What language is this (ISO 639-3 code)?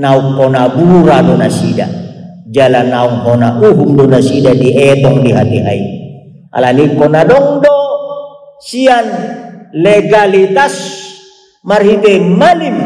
ind